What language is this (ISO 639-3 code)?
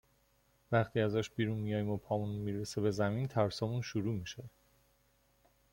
fas